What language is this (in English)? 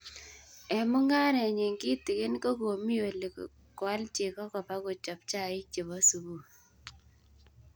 Kalenjin